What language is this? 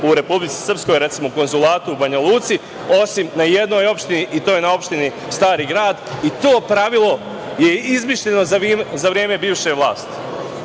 Serbian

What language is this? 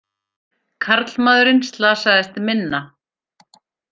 Icelandic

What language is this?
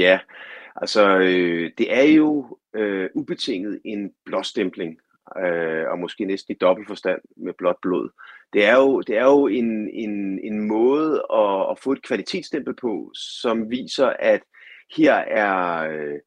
Danish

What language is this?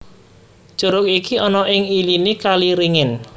Javanese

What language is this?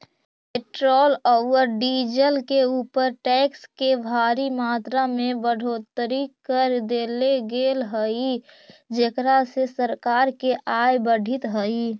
Magahi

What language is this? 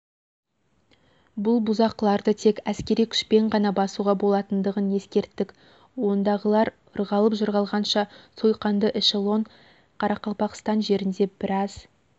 Kazakh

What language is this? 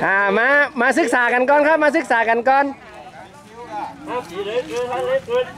Thai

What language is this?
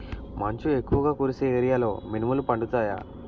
Telugu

